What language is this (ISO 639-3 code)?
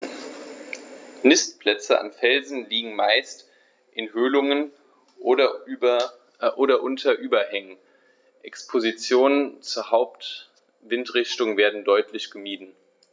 deu